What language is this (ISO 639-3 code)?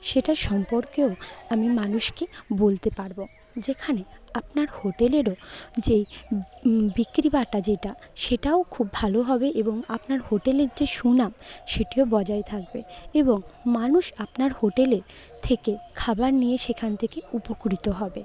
ben